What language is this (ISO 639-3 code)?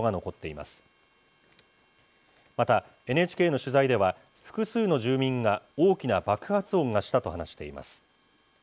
jpn